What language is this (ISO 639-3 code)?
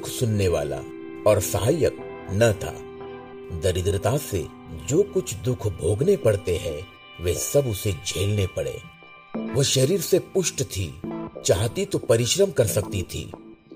hin